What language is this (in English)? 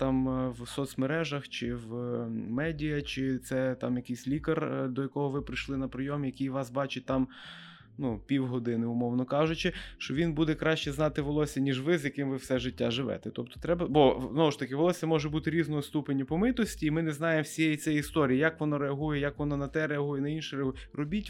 Ukrainian